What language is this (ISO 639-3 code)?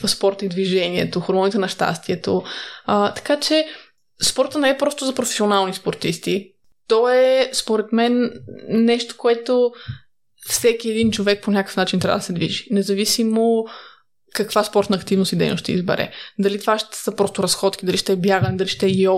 bul